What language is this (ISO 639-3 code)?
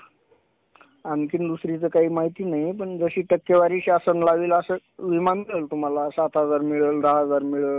mar